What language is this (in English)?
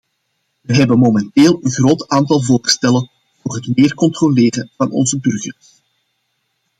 Dutch